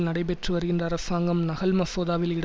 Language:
Tamil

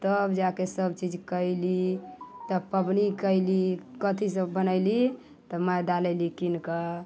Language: Maithili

